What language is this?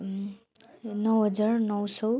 Nepali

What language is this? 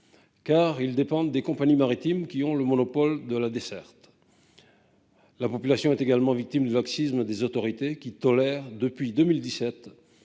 French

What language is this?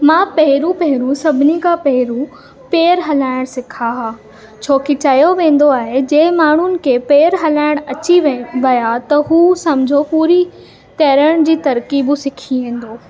Sindhi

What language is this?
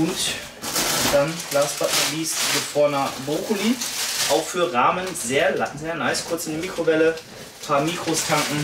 German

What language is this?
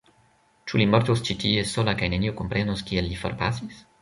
Esperanto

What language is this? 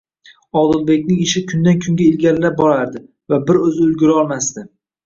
Uzbek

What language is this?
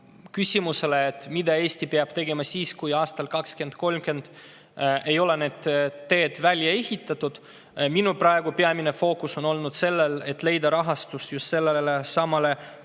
Estonian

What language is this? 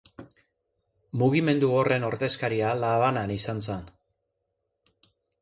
Basque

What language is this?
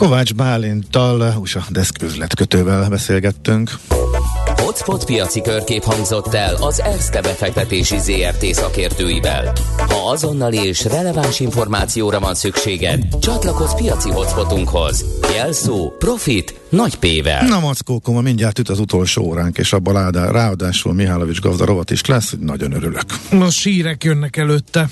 Hungarian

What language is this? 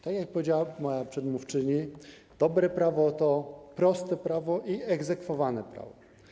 Polish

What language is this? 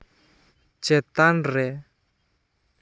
Santali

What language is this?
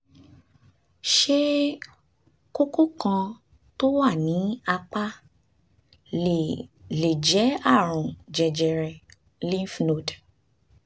Yoruba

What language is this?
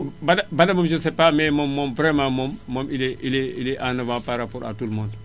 Wolof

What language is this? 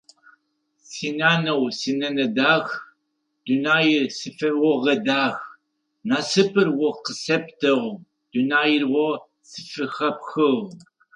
Adyghe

